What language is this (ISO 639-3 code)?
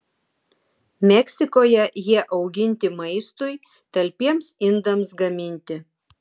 lit